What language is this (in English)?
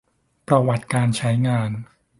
Thai